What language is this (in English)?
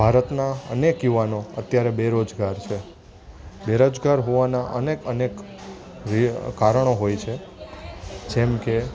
Gujarati